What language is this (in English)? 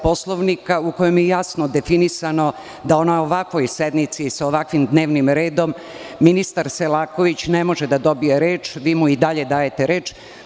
Serbian